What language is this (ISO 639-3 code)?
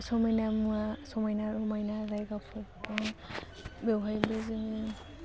brx